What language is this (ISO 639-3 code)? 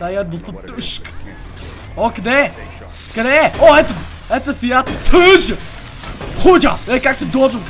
bul